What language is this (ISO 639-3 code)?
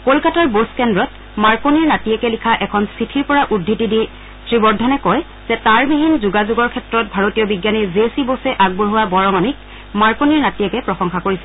asm